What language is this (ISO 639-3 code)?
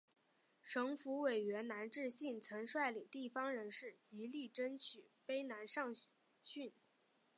zho